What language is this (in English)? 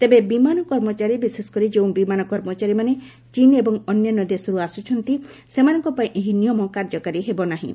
Odia